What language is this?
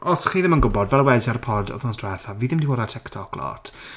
Welsh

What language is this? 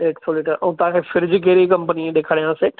Sindhi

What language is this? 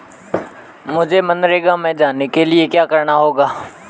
Hindi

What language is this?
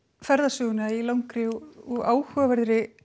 Icelandic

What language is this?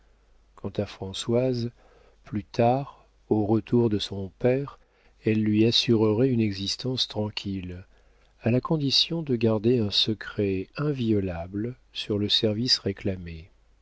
French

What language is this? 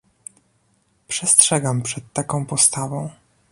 Polish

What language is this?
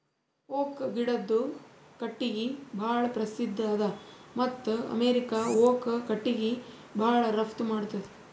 Kannada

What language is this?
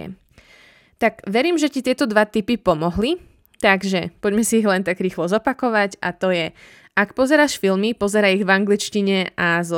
Slovak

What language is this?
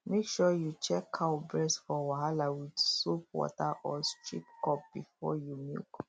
Nigerian Pidgin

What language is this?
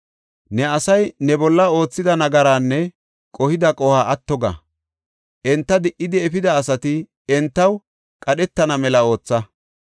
Gofa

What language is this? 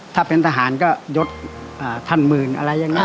Thai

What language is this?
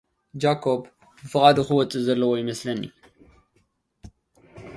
Tigrinya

